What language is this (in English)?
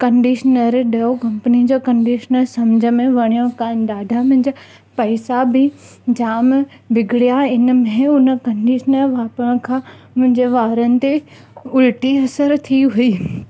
Sindhi